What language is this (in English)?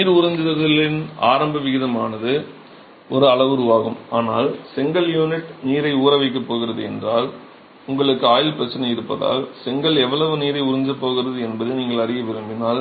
Tamil